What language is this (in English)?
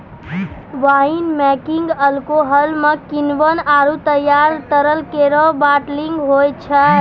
Maithili